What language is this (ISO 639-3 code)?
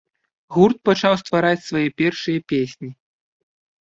bel